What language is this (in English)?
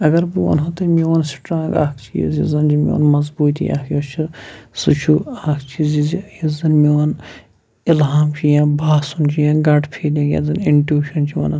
Kashmiri